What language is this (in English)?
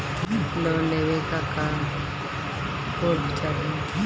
Bhojpuri